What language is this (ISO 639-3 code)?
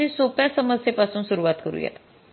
mar